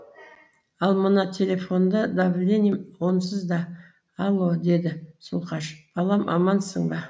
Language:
Kazakh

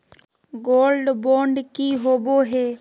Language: Magahi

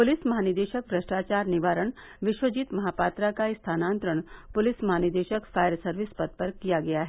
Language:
Hindi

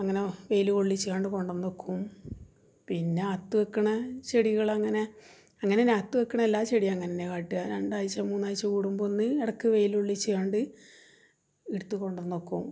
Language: Malayalam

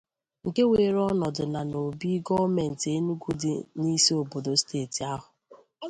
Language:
Igbo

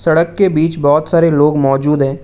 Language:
Hindi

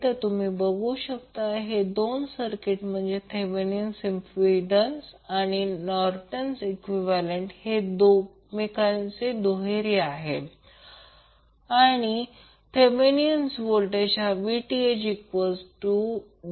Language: Marathi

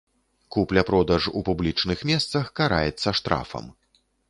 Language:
Belarusian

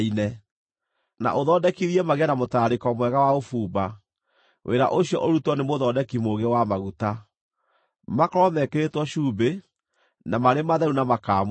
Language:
Kikuyu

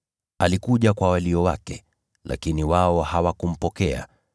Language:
Swahili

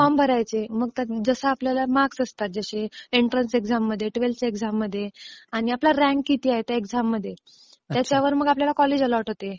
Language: Marathi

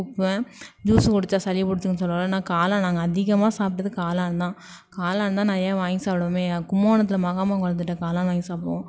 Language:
Tamil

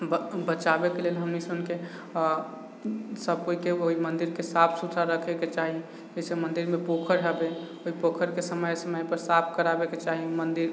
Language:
Maithili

